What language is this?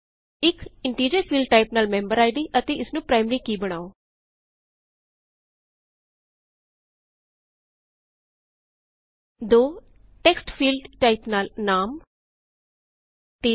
Punjabi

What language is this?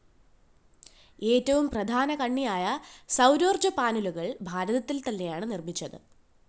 Malayalam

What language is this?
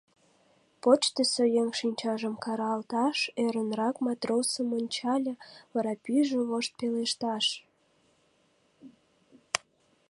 Mari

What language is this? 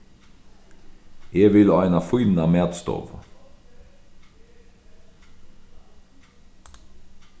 Faroese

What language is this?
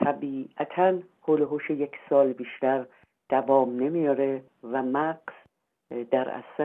Persian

